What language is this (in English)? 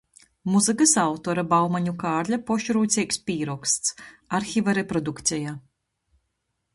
Latgalian